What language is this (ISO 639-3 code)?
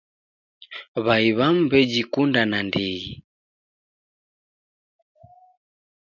dav